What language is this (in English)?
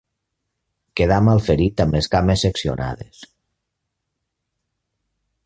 Catalan